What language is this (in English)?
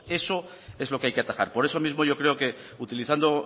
Spanish